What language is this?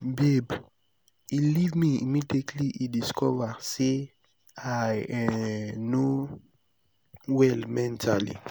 Nigerian Pidgin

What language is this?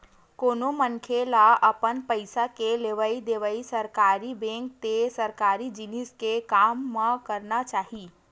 Chhattisgarhi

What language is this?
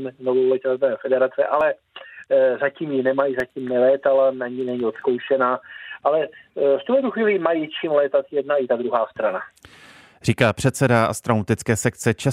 Czech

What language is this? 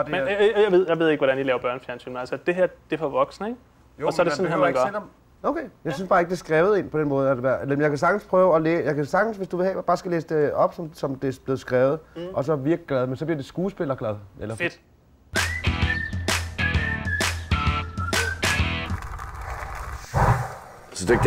Danish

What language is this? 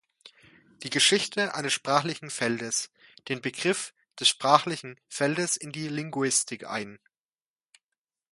German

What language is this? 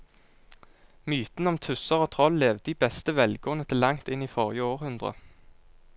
Norwegian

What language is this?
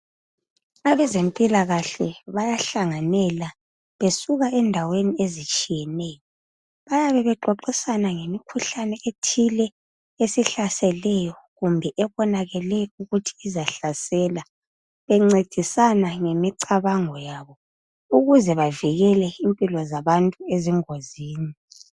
North Ndebele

